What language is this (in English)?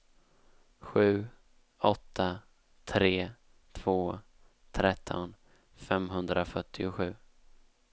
Swedish